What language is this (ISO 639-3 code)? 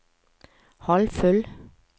nor